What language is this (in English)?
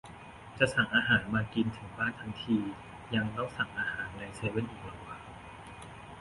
Thai